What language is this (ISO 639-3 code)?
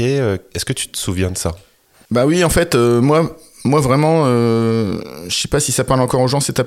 fra